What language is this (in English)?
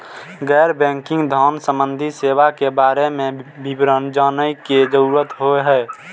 Maithili